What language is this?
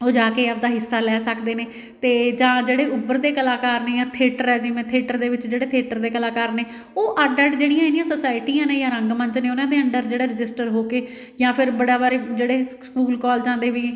Punjabi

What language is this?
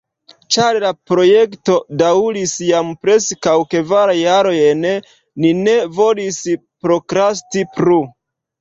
Esperanto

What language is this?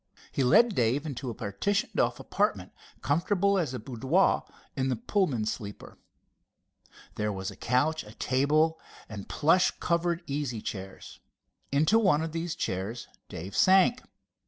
English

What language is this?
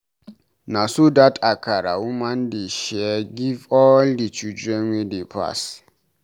Nigerian Pidgin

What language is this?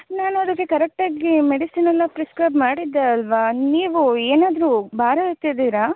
Kannada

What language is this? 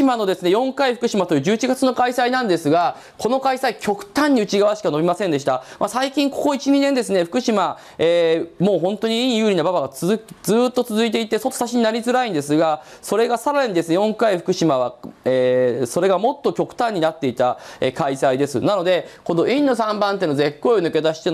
Japanese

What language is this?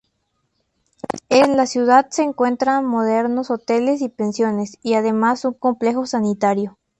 Spanish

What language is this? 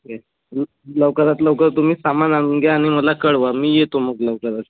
Marathi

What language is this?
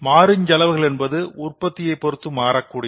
Tamil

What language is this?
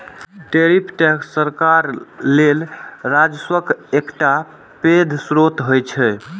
Maithili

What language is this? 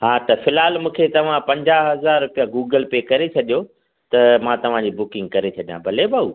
Sindhi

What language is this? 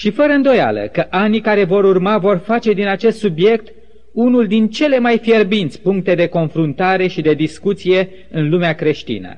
Romanian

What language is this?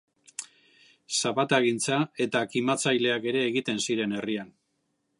Basque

